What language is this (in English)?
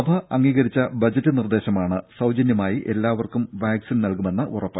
Malayalam